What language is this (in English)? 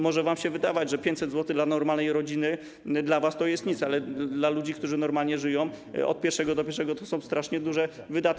Polish